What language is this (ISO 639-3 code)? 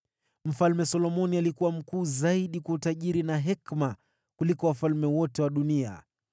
swa